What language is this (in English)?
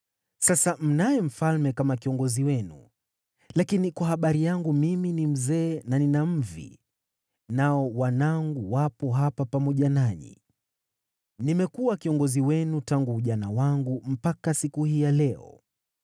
Swahili